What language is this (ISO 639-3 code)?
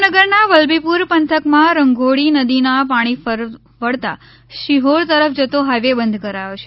guj